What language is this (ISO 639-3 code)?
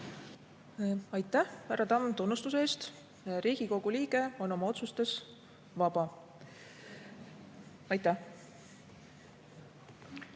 est